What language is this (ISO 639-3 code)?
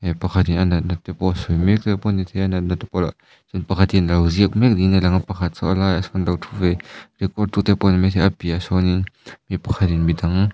lus